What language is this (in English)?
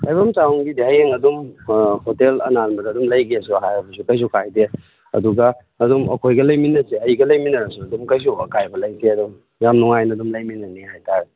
Manipuri